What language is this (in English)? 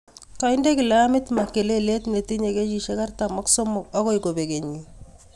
Kalenjin